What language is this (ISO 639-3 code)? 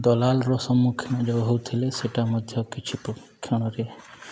ori